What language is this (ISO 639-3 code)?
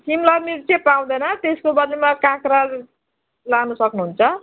nep